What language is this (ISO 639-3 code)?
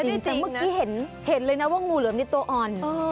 tha